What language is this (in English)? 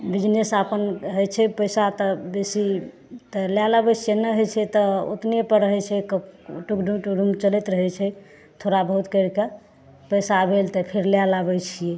Maithili